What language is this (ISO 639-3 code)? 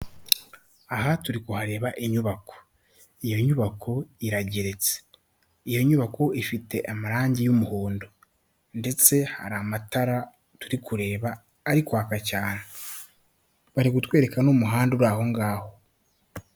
kin